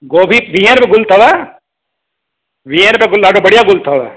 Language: Sindhi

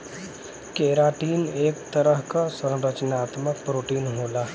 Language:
Bhojpuri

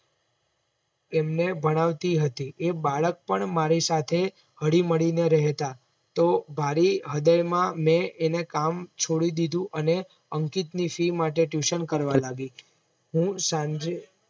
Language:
Gujarati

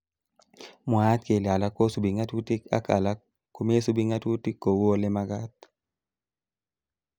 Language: Kalenjin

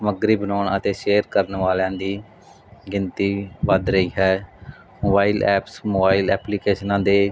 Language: Punjabi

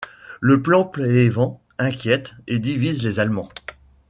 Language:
French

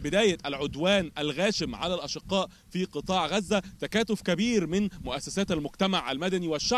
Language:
Arabic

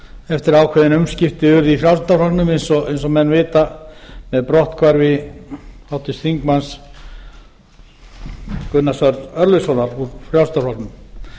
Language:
Icelandic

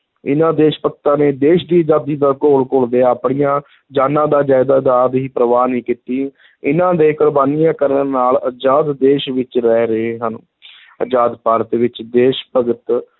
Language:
Punjabi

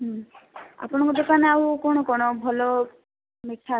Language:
Odia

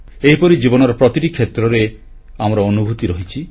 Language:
Odia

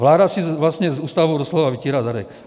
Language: Czech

